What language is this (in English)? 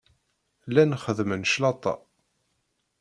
Kabyle